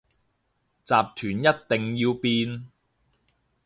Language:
Cantonese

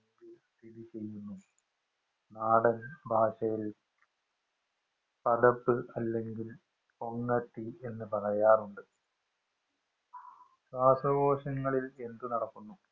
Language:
Malayalam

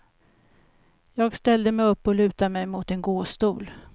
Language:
Swedish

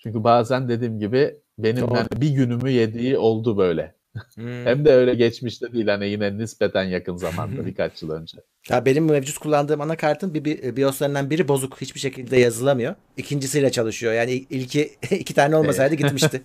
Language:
Turkish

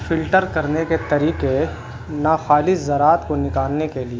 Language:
Urdu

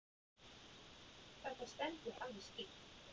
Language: Icelandic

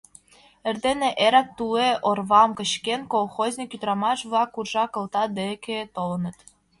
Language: Mari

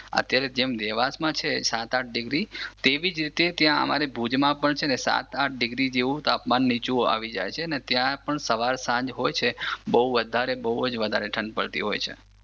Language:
Gujarati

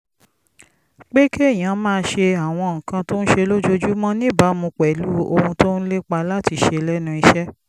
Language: Yoruba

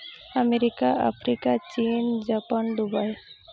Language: Santali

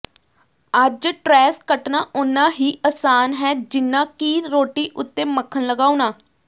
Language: Punjabi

